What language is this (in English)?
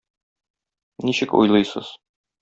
Tatar